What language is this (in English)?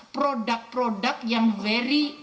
Indonesian